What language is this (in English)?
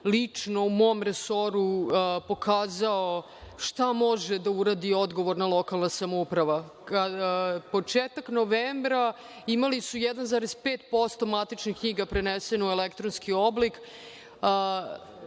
Serbian